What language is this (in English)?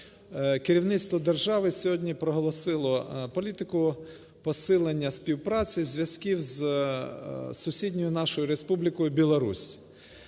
Ukrainian